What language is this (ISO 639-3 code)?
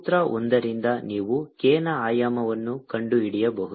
kan